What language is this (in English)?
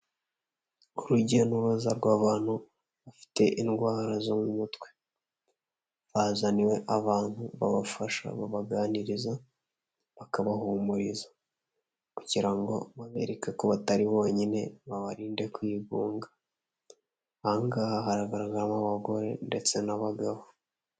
Kinyarwanda